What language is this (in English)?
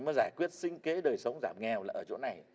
Vietnamese